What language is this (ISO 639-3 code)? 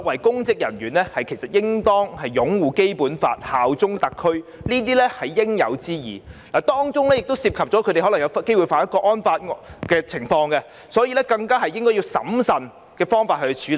yue